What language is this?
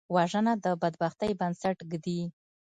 Pashto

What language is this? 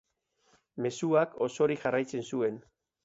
Basque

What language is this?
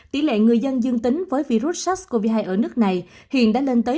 Vietnamese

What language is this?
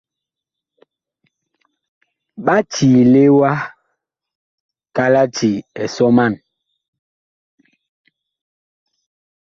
Bakoko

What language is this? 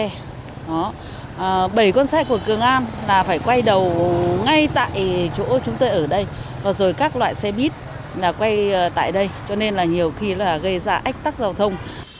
Vietnamese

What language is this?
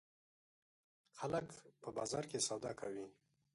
Pashto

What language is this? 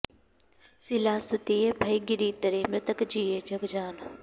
Sanskrit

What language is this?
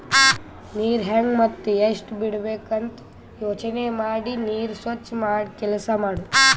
Kannada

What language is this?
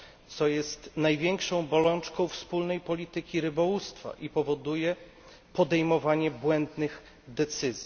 Polish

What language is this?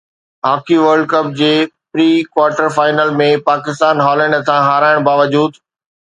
Sindhi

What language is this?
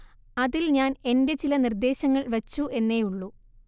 Malayalam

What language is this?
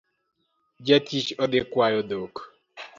Luo (Kenya and Tanzania)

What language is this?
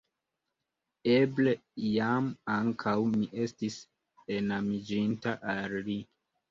Esperanto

